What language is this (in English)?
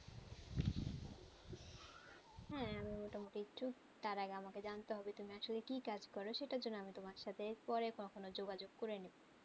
Bangla